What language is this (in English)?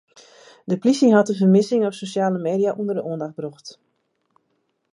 Western Frisian